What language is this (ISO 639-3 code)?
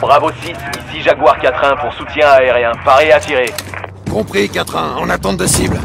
fra